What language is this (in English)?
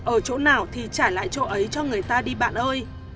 Vietnamese